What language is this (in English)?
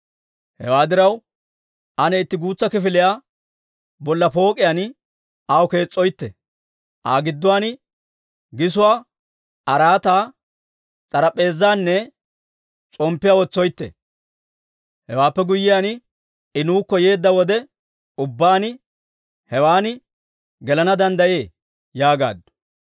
Dawro